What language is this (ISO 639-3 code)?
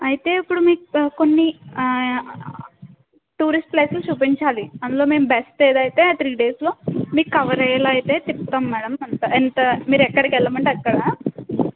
tel